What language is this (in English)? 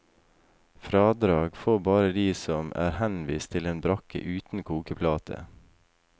Norwegian